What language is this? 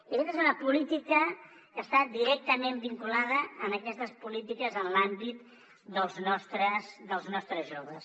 Catalan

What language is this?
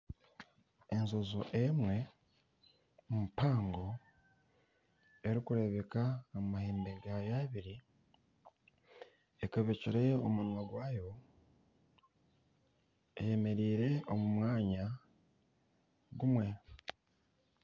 Nyankole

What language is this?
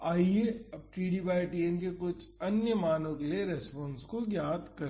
Hindi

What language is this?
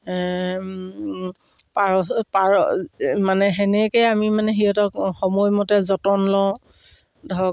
Assamese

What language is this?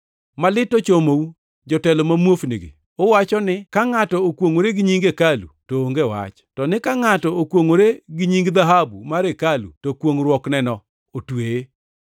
Luo (Kenya and Tanzania)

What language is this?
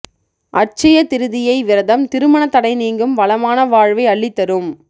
Tamil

